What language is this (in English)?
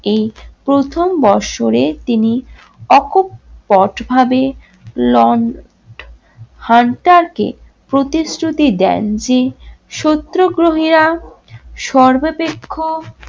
Bangla